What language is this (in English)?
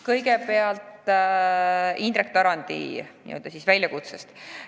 Estonian